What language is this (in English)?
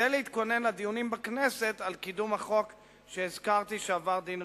Hebrew